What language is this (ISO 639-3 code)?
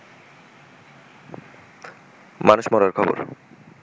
ben